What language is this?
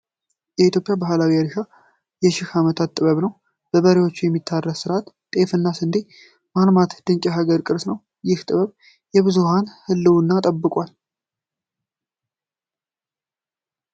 Amharic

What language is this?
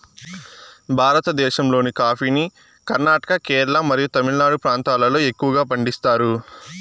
Telugu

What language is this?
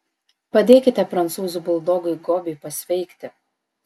Lithuanian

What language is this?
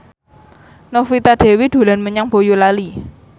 Javanese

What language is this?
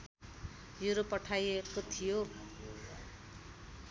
Nepali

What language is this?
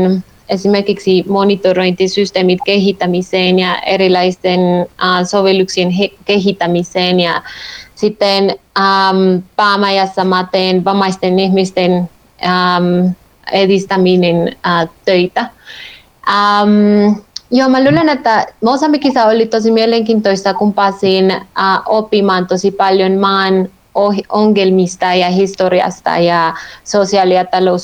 Finnish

